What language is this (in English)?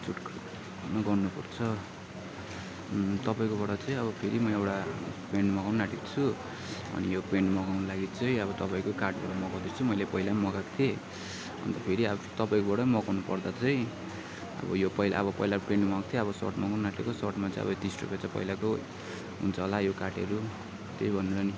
Nepali